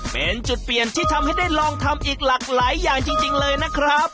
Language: Thai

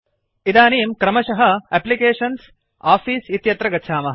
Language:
Sanskrit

